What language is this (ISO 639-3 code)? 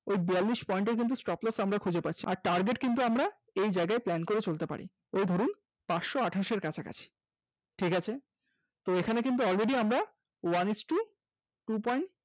ben